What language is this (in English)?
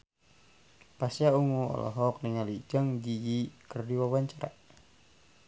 Sundanese